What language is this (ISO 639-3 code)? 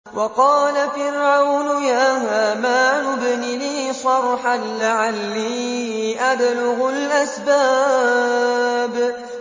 ara